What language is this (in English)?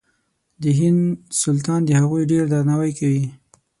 Pashto